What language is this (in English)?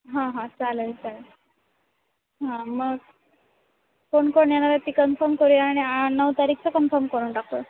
Marathi